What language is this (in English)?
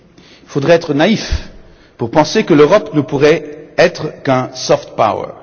French